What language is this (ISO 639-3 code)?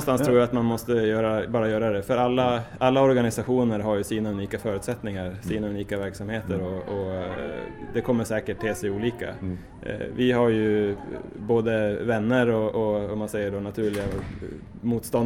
swe